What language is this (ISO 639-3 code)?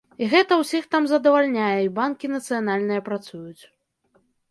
bel